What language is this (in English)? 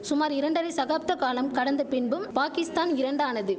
Tamil